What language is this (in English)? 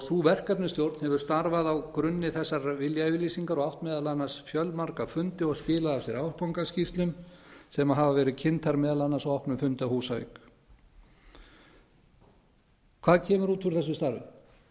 Icelandic